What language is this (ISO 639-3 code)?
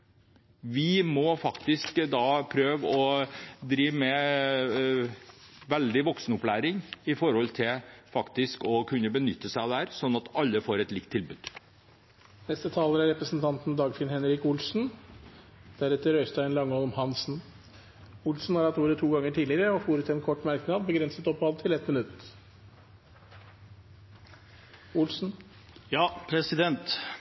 nob